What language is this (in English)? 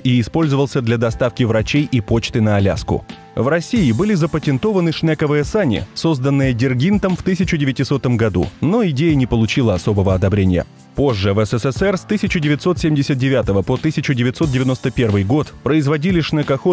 Russian